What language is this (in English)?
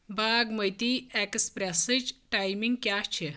Kashmiri